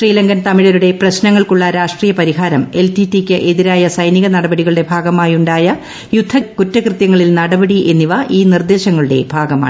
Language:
Malayalam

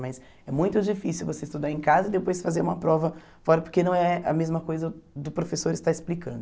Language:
Portuguese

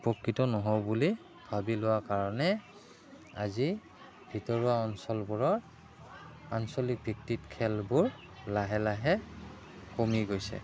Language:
Assamese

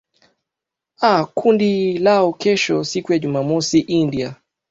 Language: Swahili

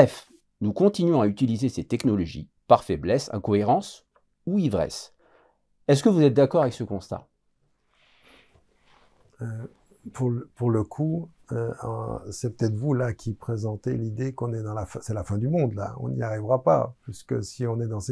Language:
French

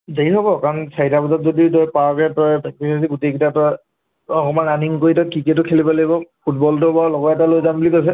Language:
Assamese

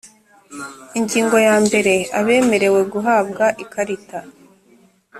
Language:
Kinyarwanda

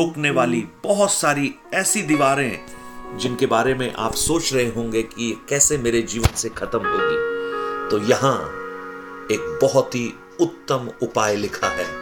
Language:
Hindi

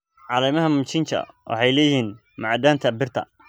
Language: Somali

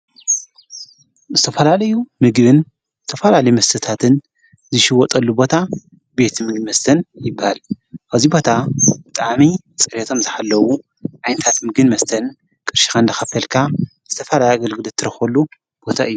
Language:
Tigrinya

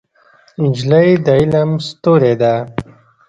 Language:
Pashto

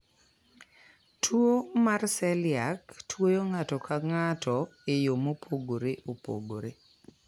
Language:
Luo (Kenya and Tanzania)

